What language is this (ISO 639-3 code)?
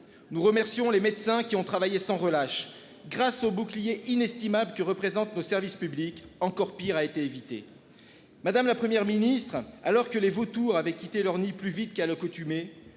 fra